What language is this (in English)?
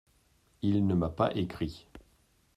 French